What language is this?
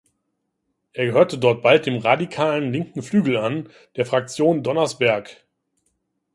German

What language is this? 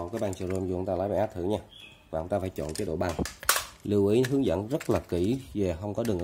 Vietnamese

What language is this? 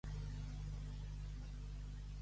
Catalan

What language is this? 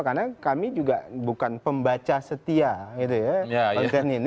Indonesian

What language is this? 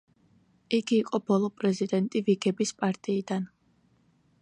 Georgian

